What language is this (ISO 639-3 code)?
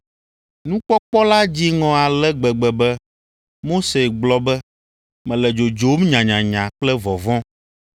ewe